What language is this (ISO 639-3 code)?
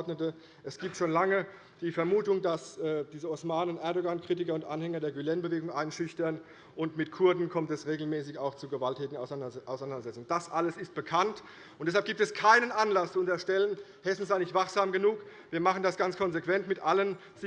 deu